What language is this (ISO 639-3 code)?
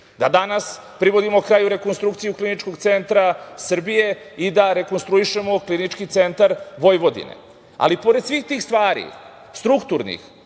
srp